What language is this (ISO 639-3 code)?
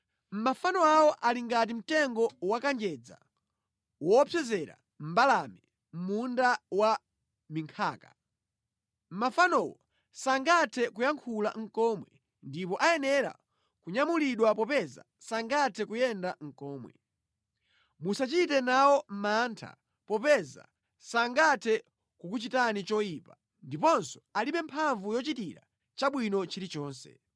nya